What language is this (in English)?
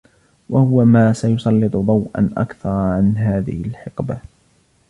Arabic